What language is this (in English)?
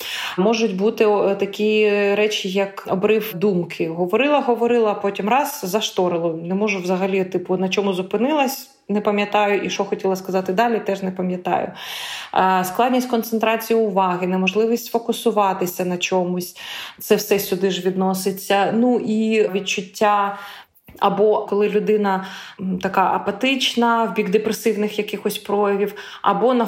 Ukrainian